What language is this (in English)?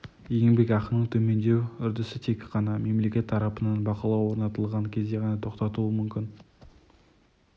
Kazakh